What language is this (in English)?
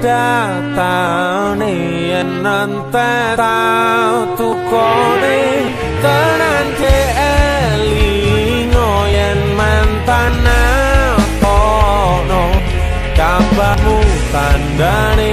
Indonesian